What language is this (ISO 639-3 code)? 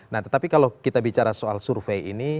ind